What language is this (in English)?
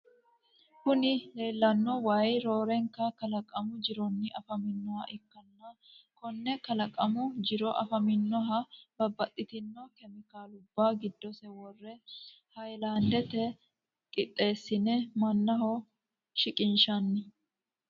Sidamo